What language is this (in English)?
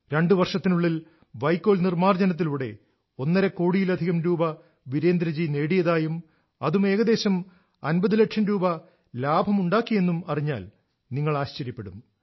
Malayalam